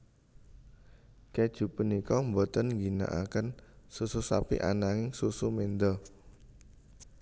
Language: Javanese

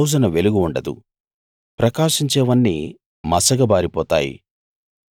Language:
Telugu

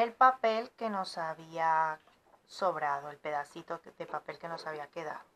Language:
Spanish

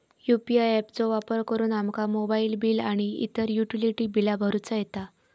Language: Marathi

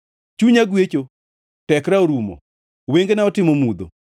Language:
Luo (Kenya and Tanzania)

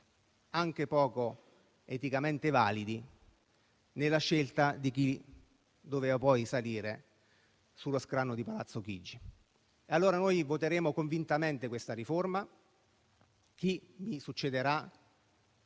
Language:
Italian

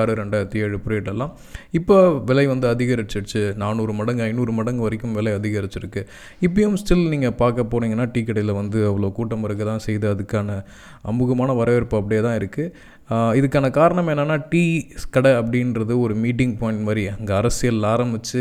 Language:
Tamil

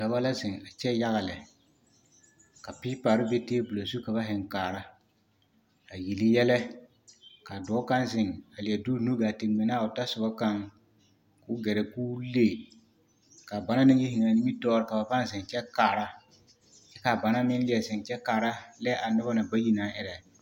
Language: Southern Dagaare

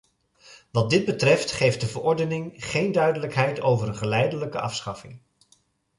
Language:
Dutch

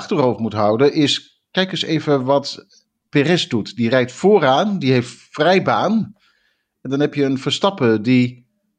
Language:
Dutch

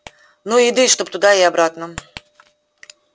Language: Russian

